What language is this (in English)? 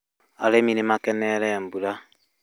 Kikuyu